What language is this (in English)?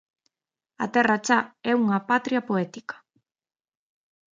Galician